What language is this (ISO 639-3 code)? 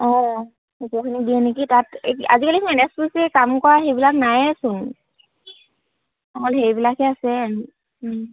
asm